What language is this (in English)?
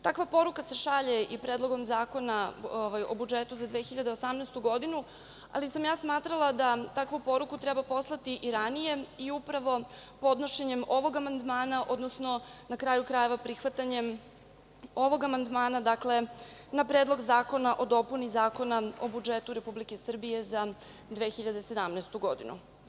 Serbian